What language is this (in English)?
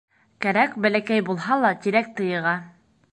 Bashkir